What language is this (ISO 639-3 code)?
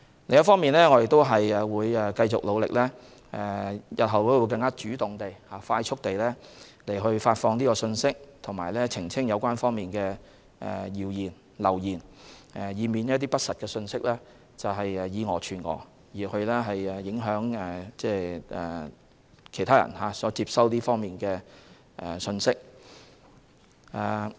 yue